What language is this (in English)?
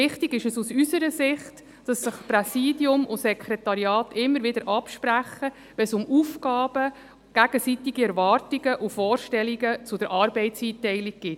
Swiss German